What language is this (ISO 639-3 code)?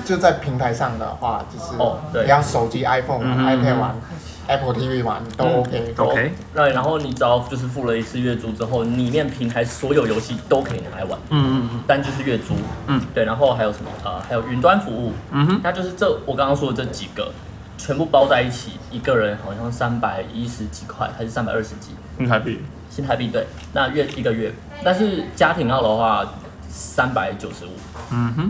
zho